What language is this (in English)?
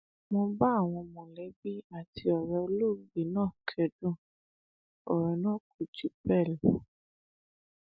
Yoruba